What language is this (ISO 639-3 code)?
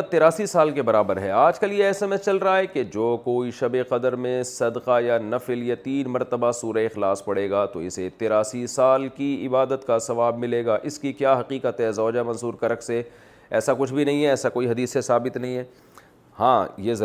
urd